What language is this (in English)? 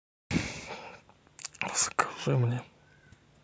Russian